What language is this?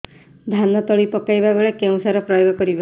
Odia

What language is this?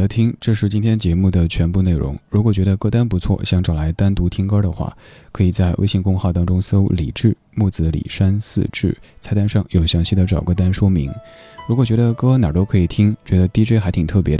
Chinese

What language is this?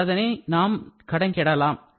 Tamil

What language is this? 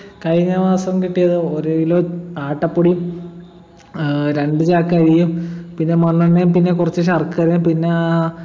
Malayalam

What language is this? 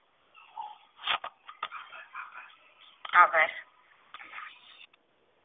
Gujarati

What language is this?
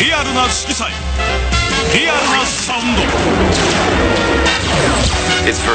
Japanese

